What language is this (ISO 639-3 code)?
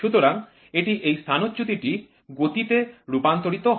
ben